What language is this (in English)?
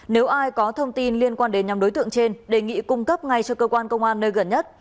Vietnamese